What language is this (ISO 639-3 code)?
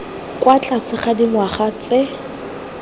tsn